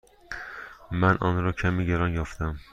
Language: Persian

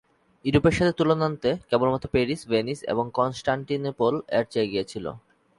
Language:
Bangla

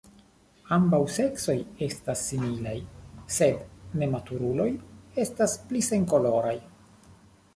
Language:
Esperanto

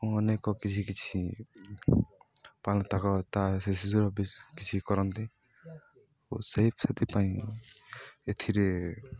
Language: Odia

